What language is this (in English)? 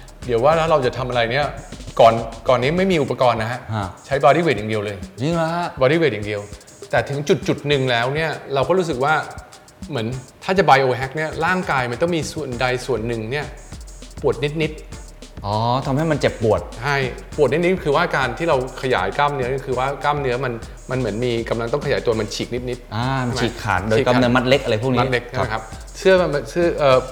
Thai